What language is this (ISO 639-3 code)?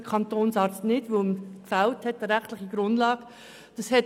gsw